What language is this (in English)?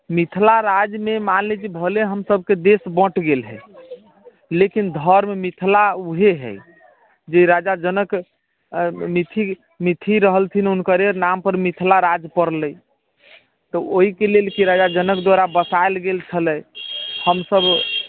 Maithili